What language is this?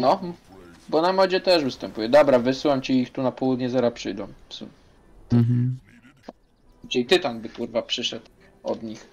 Polish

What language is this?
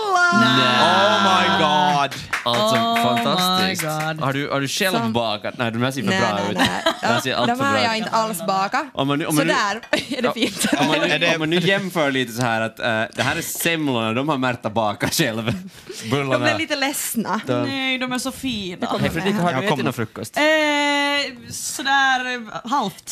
Swedish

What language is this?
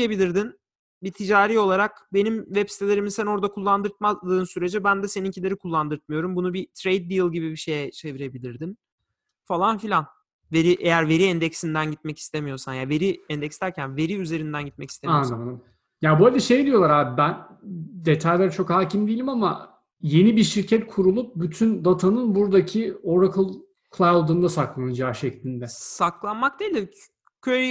Turkish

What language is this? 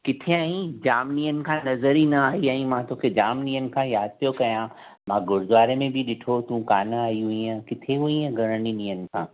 Sindhi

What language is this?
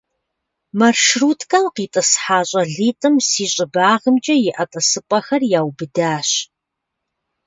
Kabardian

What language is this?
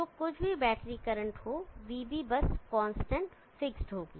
Hindi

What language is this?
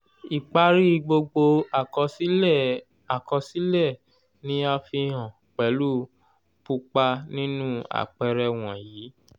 Yoruba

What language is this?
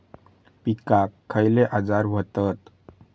Marathi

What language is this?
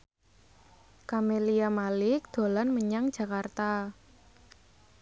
Javanese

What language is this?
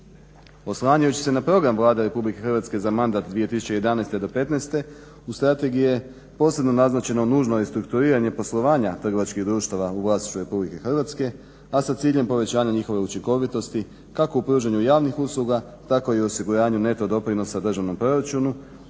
Croatian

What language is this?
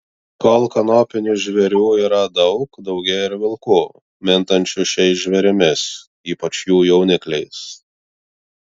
Lithuanian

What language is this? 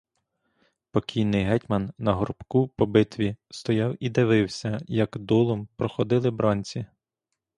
Ukrainian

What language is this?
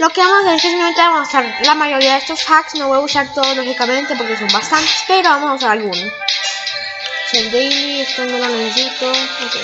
Spanish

